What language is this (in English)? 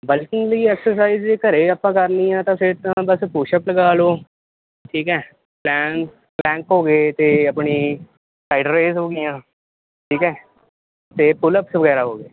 Punjabi